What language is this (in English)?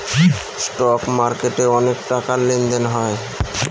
Bangla